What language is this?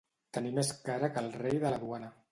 Catalan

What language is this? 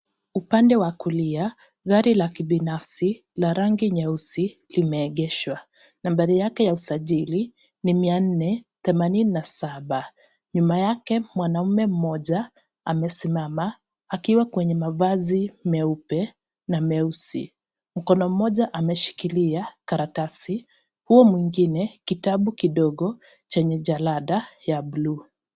Swahili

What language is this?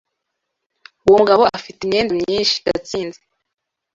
Kinyarwanda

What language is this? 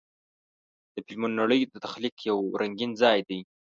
Pashto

